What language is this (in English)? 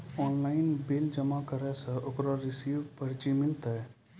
Maithili